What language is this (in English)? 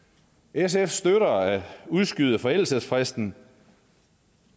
Danish